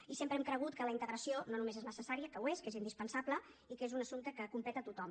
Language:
Catalan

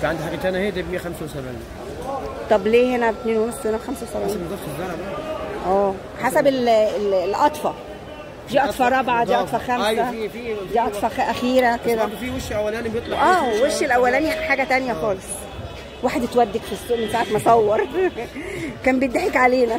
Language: Arabic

